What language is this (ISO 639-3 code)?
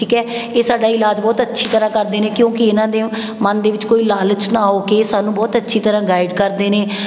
pan